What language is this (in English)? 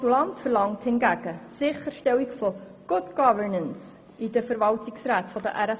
Swiss German